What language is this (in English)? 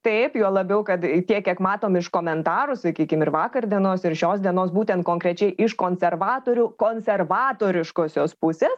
Lithuanian